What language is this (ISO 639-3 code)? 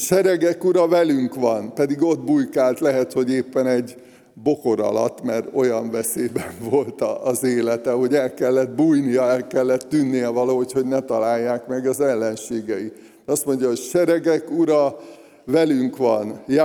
hun